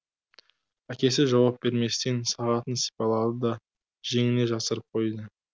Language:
Kazakh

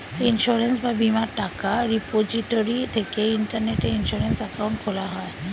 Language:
Bangla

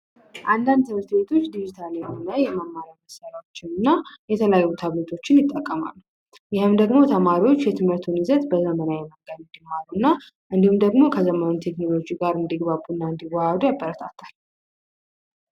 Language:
Amharic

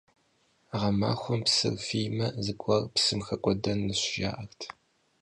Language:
Kabardian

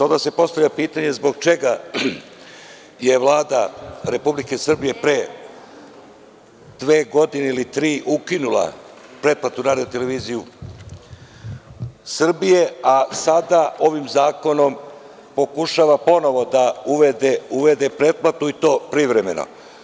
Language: Serbian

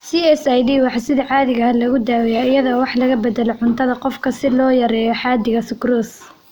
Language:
Somali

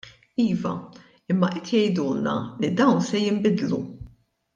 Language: Maltese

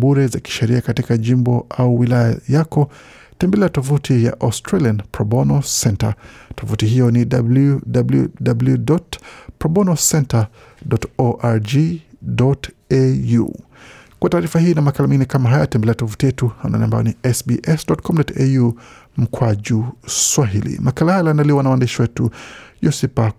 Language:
Swahili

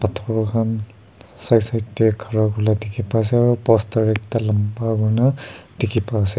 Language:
Naga Pidgin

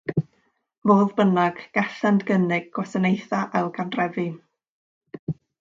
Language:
Welsh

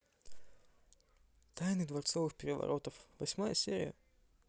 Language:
Russian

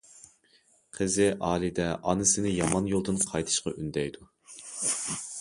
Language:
Uyghur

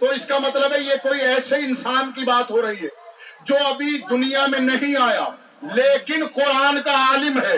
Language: Urdu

